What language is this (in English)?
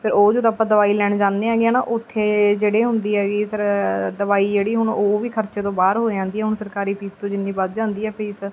Punjabi